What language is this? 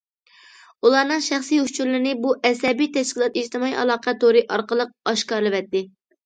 Uyghur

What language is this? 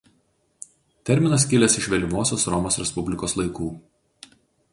Lithuanian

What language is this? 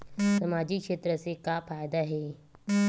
Chhattisgarhi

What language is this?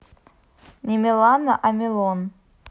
Russian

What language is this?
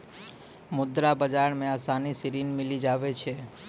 Maithili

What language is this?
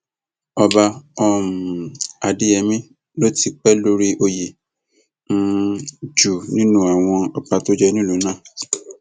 Yoruba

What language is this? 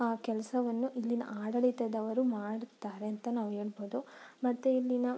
Kannada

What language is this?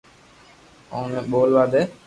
Loarki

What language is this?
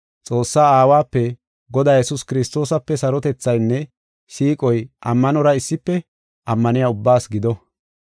Gofa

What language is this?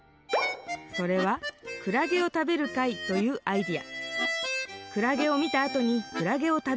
Japanese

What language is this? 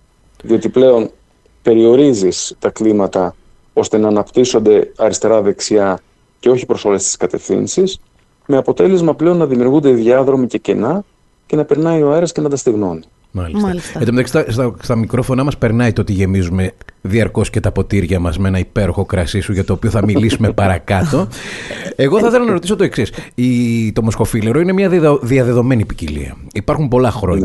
Greek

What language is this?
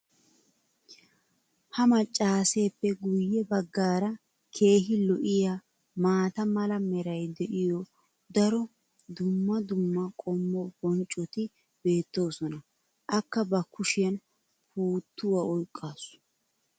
Wolaytta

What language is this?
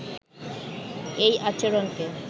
Bangla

